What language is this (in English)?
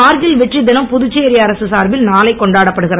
Tamil